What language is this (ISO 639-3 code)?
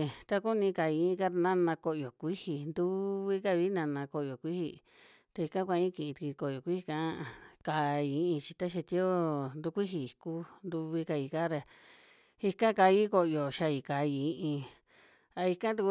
jmx